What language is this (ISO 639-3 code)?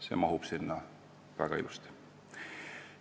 est